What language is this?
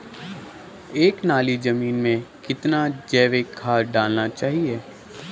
Hindi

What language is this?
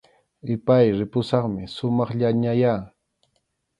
Arequipa-La Unión Quechua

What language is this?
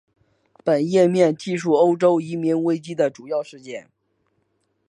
Chinese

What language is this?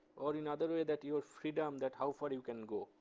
English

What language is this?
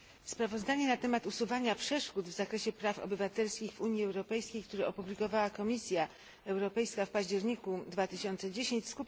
Polish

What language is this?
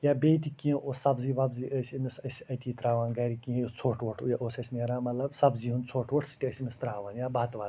Kashmiri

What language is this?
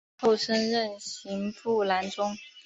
Chinese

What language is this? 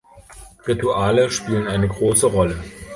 German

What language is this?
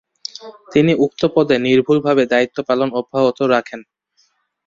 Bangla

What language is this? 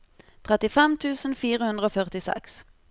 Norwegian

